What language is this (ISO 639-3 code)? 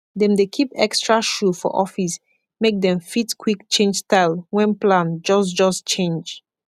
pcm